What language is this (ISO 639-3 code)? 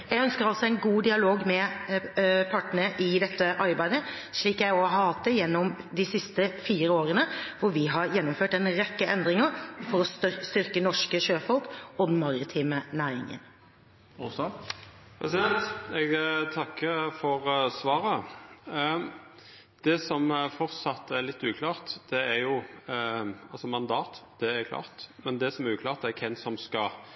nor